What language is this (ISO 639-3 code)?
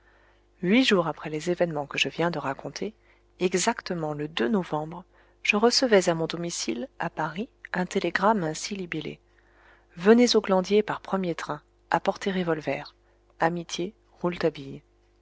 fra